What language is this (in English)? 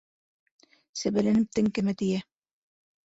Bashkir